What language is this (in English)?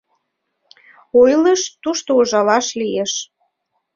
Mari